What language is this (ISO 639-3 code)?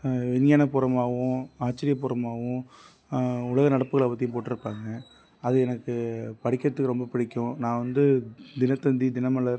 tam